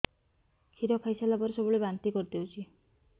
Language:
Odia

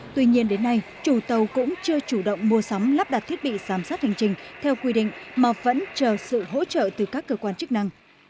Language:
Vietnamese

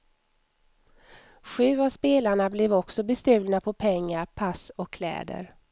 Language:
Swedish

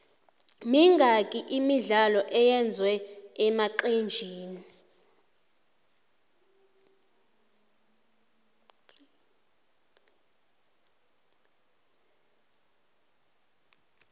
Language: South Ndebele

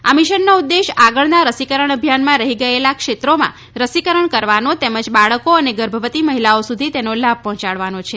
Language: Gujarati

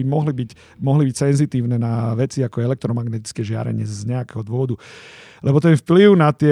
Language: Slovak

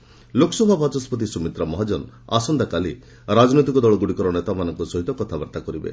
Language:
Odia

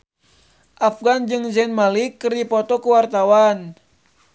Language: Sundanese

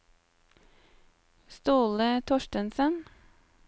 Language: Norwegian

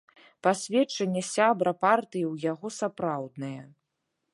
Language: Belarusian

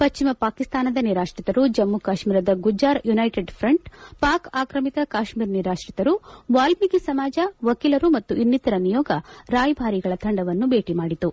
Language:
Kannada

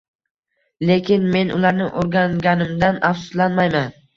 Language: Uzbek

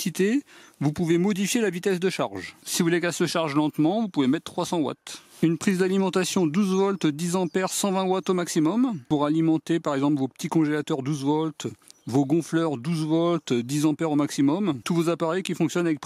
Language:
French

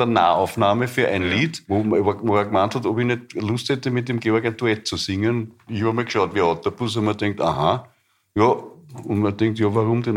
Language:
German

